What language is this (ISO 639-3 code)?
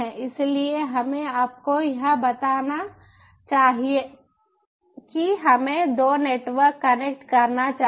hin